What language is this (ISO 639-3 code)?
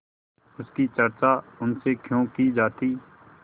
hin